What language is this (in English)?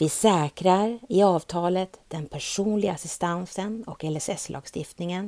Swedish